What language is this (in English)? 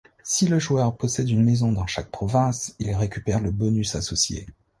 French